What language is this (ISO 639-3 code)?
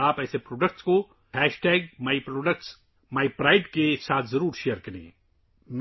urd